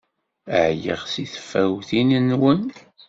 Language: Kabyle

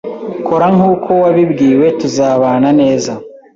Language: Kinyarwanda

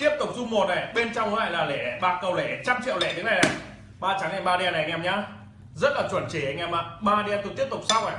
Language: Vietnamese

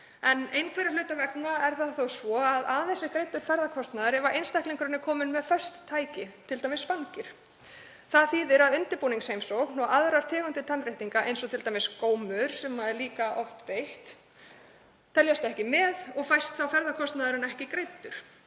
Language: Icelandic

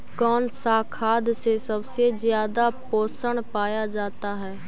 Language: Magahi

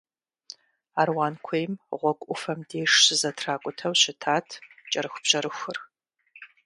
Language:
Kabardian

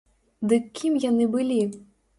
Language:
Belarusian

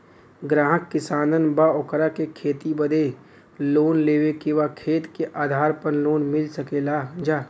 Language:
Bhojpuri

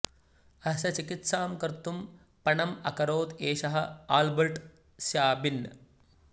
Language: Sanskrit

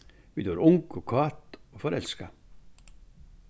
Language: Faroese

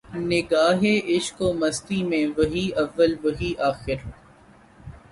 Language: Urdu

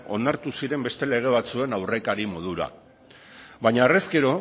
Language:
Basque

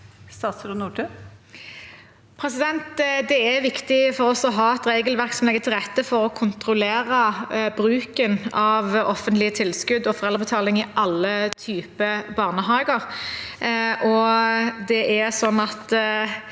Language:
Norwegian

